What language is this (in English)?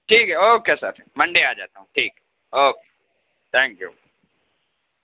Urdu